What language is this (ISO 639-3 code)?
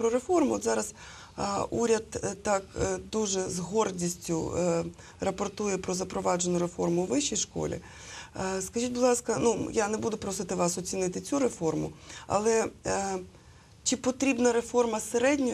ukr